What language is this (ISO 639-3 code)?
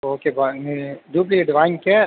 tam